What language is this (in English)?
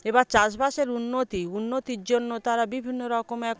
Bangla